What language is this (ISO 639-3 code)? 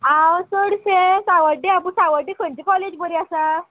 kok